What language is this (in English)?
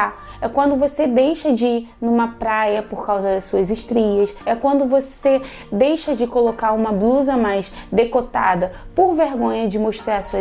Portuguese